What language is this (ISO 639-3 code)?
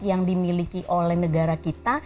ind